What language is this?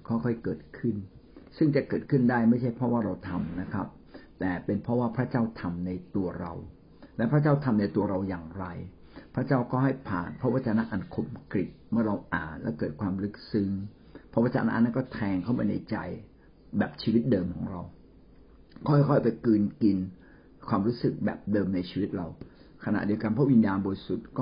Thai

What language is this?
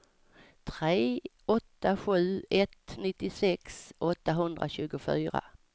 Swedish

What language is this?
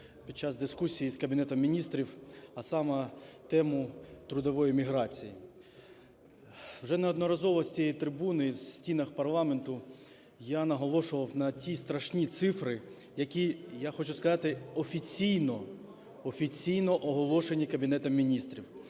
Ukrainian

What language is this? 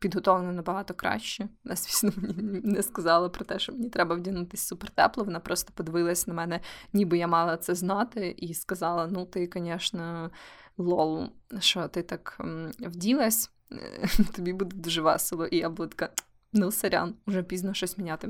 Ukrainian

